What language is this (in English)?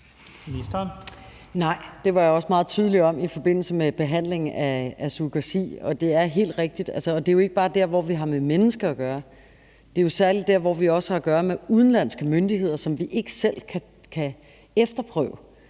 Danish